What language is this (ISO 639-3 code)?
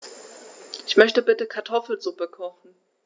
deu